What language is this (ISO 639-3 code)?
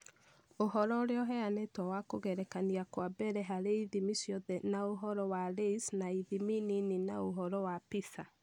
kik